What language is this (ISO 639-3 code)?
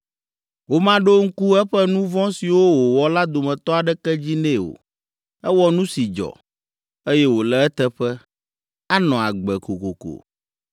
ewe